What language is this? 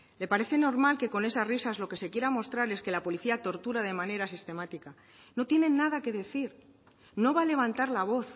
Spanish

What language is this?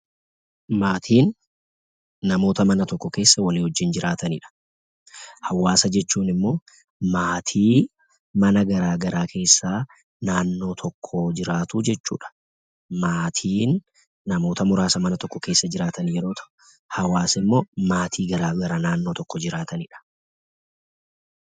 Oromo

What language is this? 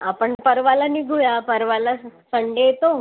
Marathi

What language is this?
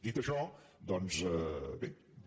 Catalan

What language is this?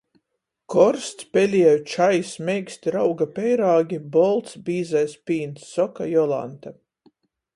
Latgalian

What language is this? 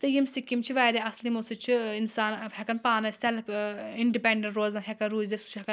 Kashmiri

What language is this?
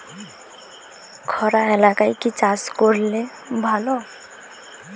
Bangla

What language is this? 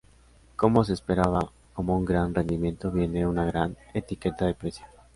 Spanish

